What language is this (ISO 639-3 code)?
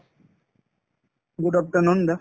asm